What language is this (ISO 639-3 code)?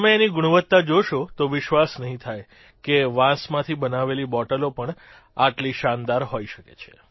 guj